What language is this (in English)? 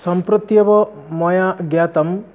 Sanskrit